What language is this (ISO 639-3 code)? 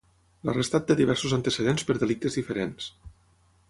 cat